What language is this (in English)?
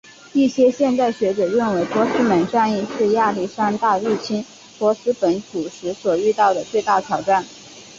Chinese